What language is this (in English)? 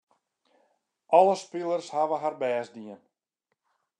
Western Frisian